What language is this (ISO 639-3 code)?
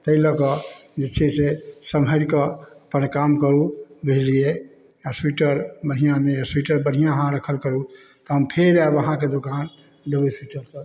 mai